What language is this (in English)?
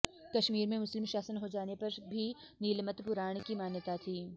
Sanskrit